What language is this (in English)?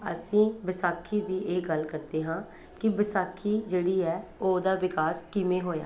Punjabi